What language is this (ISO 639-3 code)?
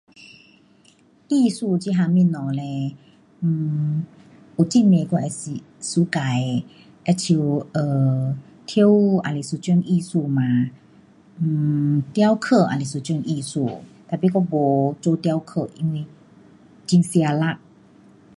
cpx